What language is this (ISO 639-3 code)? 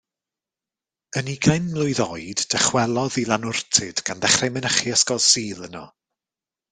cym